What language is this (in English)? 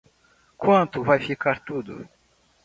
Portuguese